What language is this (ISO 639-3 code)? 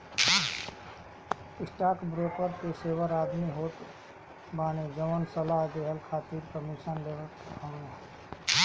bho